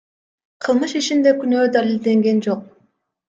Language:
Kyrgyz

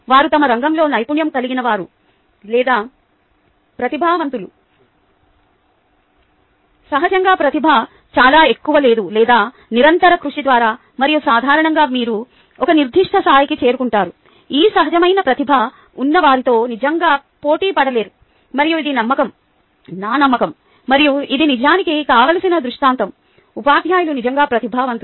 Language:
Telugu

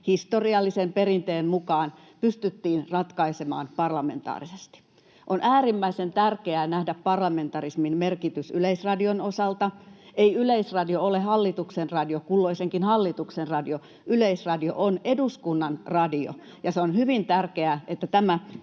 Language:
Finnish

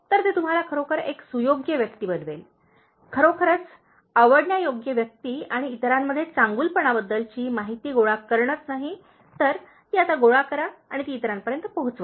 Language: Marathi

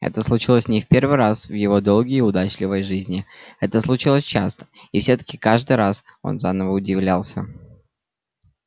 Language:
Russian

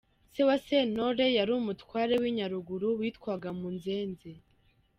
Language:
Kinyarwanda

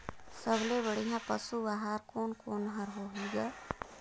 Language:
Chhattisgarhi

